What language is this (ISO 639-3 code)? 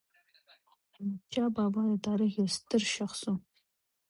pus